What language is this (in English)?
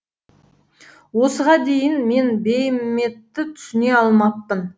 Kazakh